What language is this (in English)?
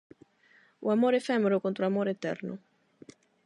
Galician